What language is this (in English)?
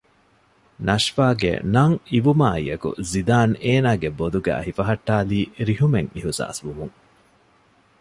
Divehi